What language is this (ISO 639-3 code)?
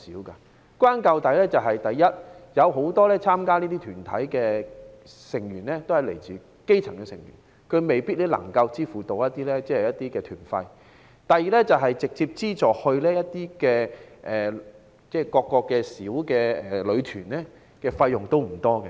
yue